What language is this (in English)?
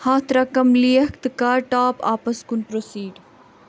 Kashmiri